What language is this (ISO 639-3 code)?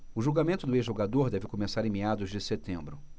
por